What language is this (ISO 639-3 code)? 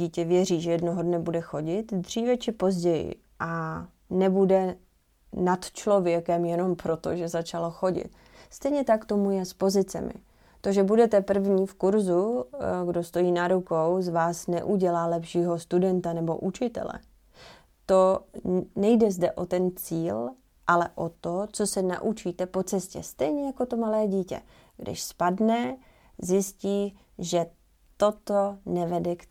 ces